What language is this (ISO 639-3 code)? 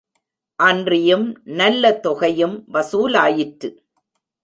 tam